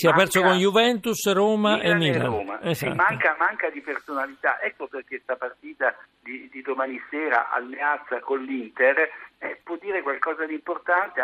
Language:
Italian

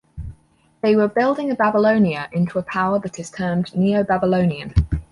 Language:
English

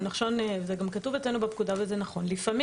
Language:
Hebrew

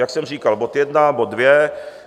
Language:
Czech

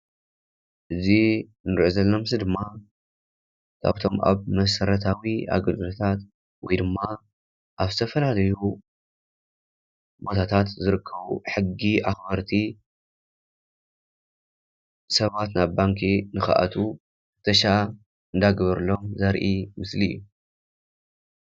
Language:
Tigrinya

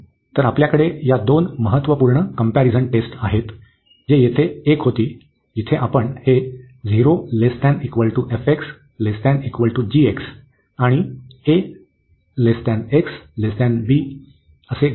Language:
Marathi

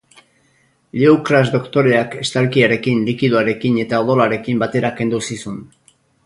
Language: Basque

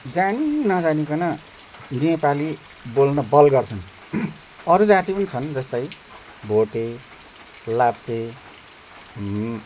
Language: Nepali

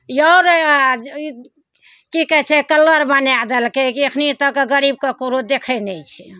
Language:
Maithili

